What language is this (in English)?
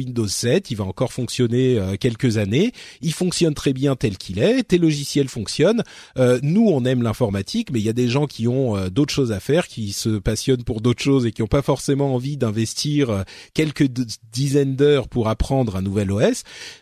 French